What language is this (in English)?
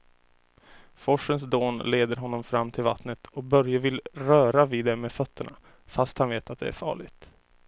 Swedish